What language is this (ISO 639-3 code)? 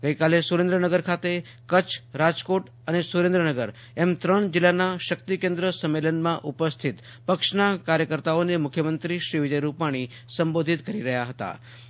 guj